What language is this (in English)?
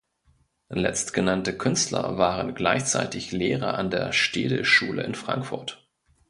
German